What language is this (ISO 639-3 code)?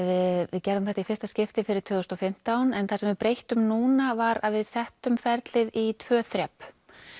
isl